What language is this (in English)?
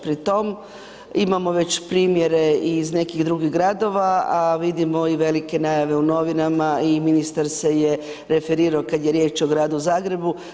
Croatian